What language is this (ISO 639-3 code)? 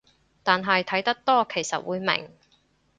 yue